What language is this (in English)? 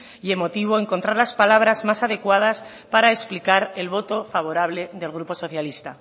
Spanish